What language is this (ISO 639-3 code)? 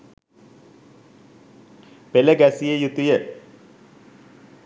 sin